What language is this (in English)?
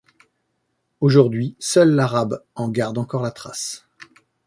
French